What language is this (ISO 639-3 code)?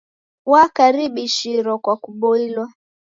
dav